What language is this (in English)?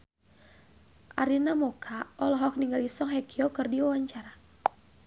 Sundanese